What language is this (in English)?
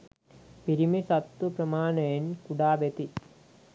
Sinhala